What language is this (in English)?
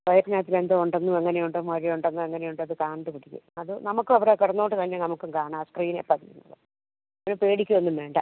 Malayalam